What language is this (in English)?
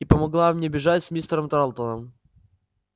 Russian